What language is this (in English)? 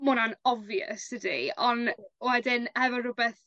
Welsh